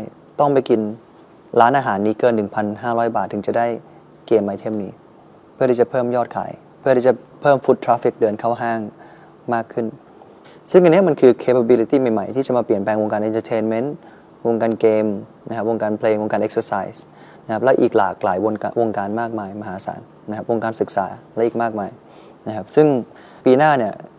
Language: Thai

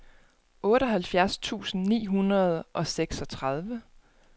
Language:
Danish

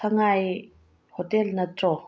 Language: Manipuri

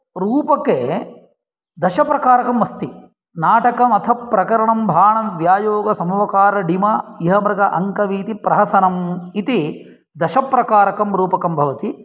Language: Sanskrit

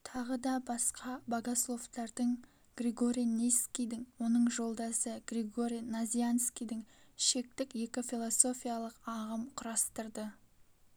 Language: Kazakh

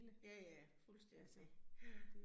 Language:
Danish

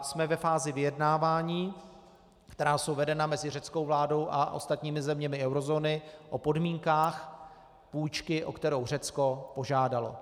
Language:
Czech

